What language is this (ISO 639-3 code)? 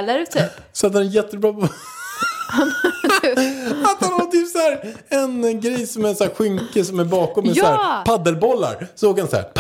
swe